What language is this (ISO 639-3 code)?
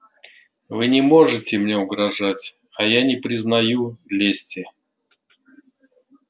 rus